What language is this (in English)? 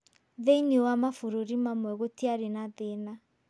Kikuyu